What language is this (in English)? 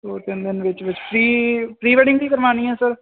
Punjabi